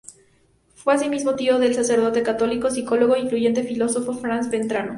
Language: Spanish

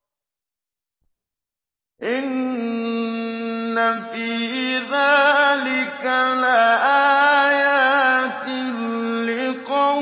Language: Arabic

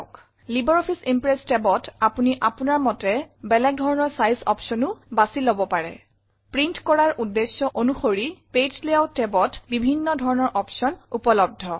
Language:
Assamese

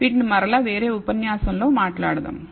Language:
Telugu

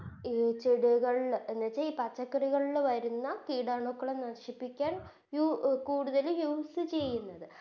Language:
Malayalam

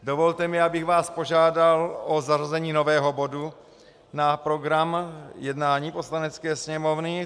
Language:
Czech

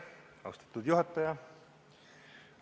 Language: Estonian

